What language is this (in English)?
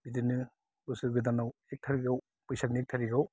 Bodo